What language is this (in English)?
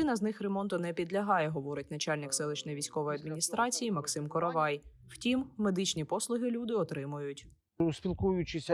Ukrainian